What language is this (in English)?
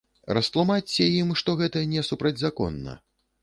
Belarusian